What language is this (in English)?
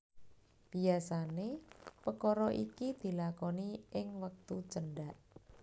Javanese